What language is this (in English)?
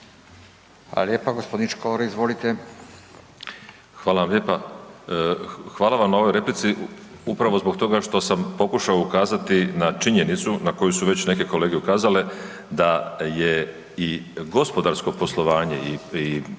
Croatian